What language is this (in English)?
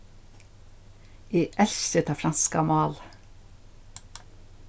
Faroese